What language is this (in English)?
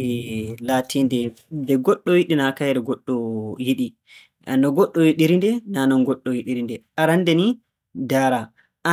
Borgu Fulfulde